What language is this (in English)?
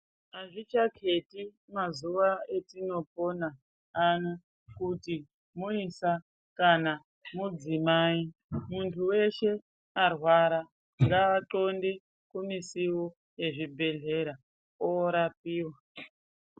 Ndau